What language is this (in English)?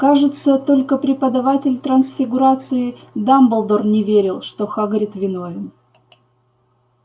Russian